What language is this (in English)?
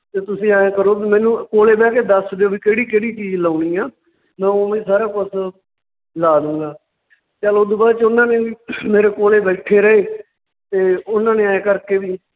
Punjabi